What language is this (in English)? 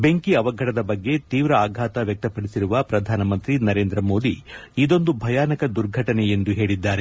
Kannada